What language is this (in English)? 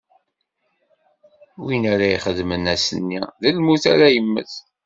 Kabyle